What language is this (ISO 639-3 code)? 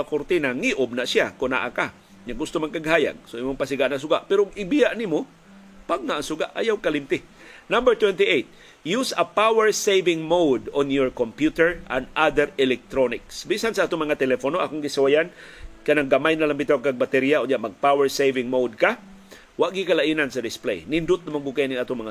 fil